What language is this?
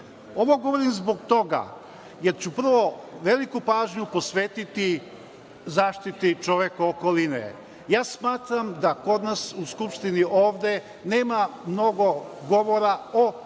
Serbian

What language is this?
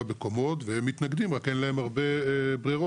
Hebrew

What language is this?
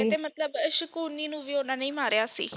Punjabi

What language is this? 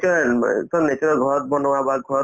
Assamese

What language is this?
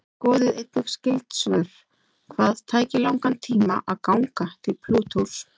Icelandic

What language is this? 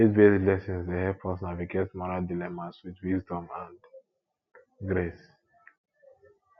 Nigerian Pidgin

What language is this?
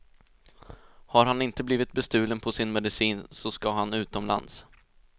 Swedish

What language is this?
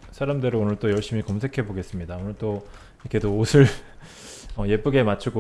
Korean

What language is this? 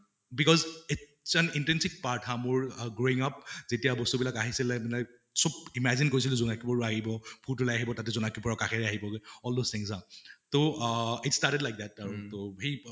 Assamese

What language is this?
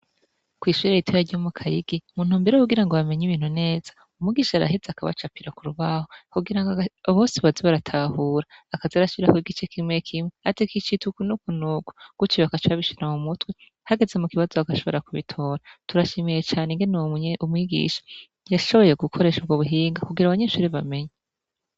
Rundi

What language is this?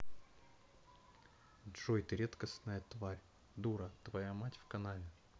Russian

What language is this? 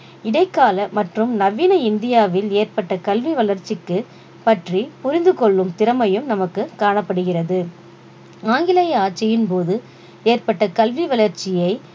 Tamil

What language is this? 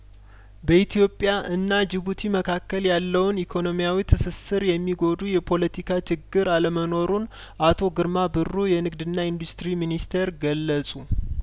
Amharic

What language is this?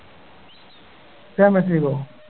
Malayalam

